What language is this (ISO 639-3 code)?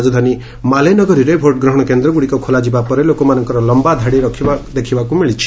ori